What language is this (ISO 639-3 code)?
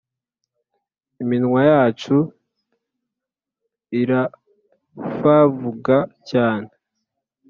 kin